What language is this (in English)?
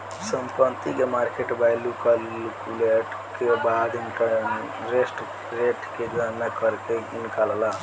Bhojpuri